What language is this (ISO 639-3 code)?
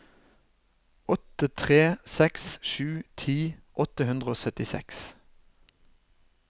nor